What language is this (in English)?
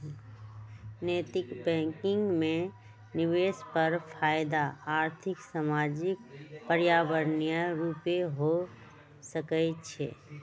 Magahi